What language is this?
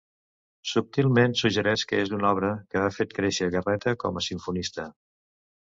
Catalan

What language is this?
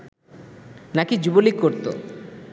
Bangla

